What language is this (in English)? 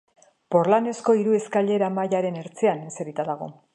Basque